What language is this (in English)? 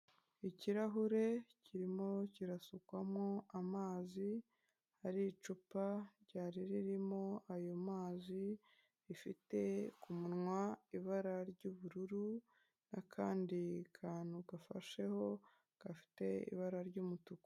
Kinyarwanda